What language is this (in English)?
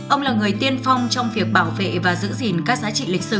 Vietnamese